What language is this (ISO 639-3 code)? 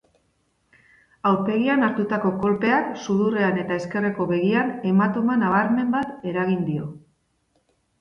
eus